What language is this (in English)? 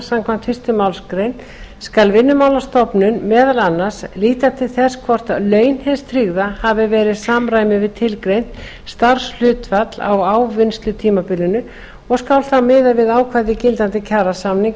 Icelandic